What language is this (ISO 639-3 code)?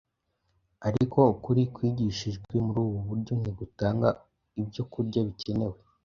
kin